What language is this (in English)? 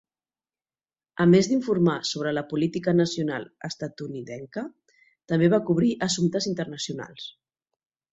Catalan